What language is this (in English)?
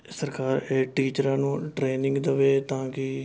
Punjabi